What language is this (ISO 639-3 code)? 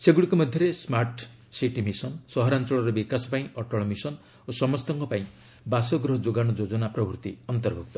ori